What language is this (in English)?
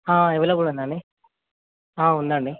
Telugu